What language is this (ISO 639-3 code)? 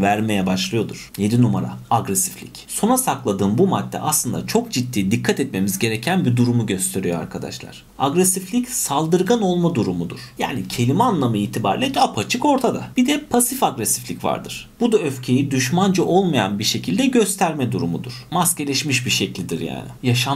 tur